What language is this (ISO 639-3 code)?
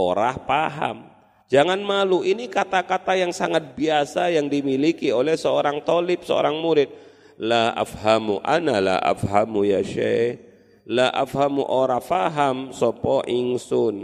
ind